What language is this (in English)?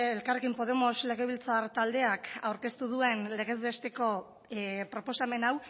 Basque